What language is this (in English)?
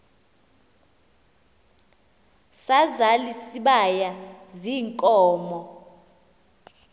Xhosa